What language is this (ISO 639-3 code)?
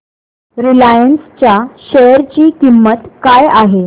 mar